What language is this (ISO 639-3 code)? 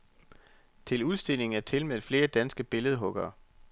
dan